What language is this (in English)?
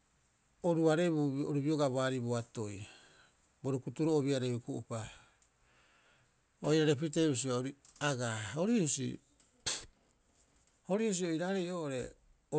Rapoisi